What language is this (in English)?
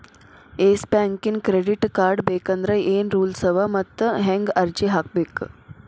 Kannada